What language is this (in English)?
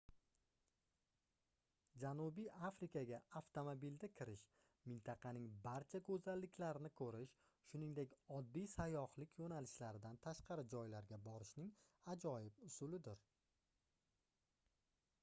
Uzbek